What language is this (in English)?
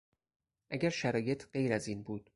Persian